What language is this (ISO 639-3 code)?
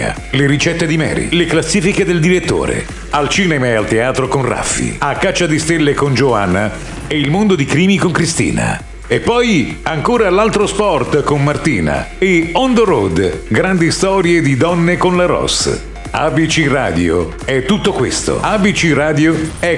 ita